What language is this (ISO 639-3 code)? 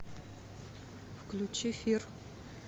rus